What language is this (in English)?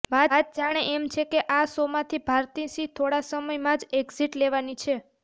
Gujarati